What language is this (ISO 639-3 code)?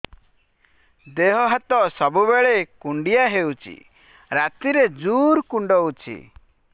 ori